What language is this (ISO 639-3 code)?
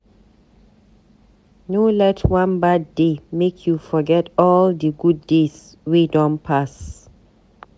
pcm